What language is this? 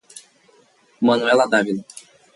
Portuguese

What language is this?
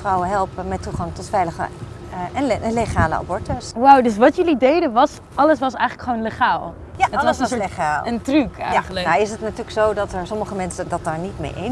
Dutch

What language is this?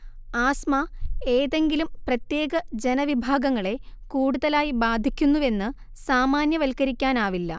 Malayalam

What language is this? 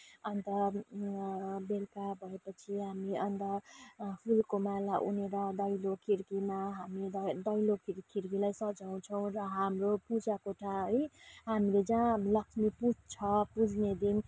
Nepali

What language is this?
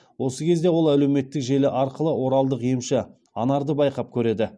Kazakh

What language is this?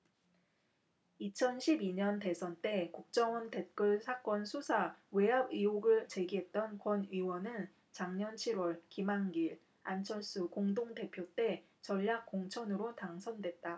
Korean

